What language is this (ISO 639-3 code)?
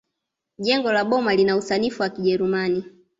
swa